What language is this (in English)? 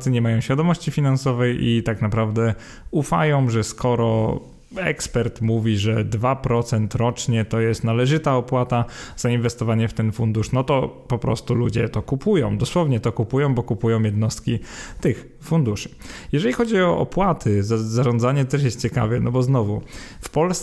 Polish